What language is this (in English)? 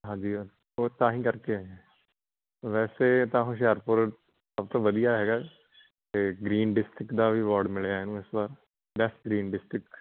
Punjabi